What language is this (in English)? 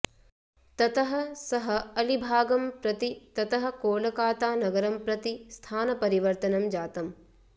Sanskrit